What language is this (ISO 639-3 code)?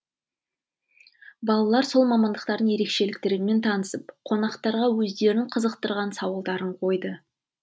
kaz